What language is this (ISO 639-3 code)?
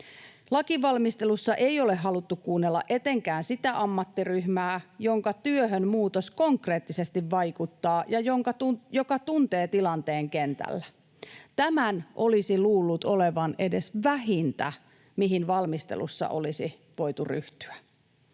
fin